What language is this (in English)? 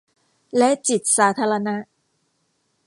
Thai